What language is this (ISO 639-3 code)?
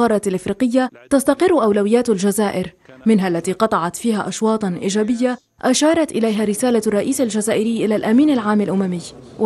ara